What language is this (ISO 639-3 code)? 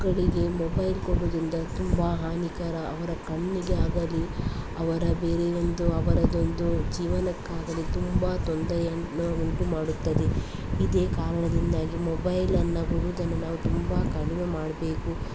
kan